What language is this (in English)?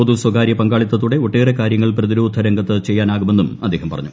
Malayalam